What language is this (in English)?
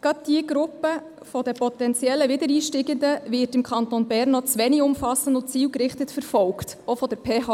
Swiss German